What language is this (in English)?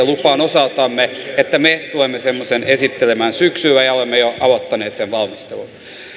Finnish